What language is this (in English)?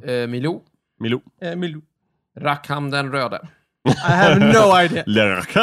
Swedish